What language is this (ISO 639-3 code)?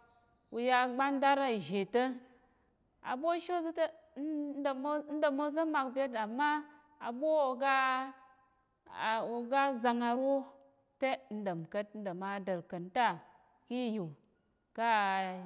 yer